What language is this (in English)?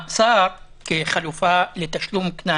Hebrew